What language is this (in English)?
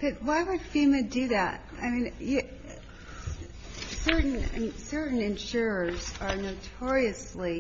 English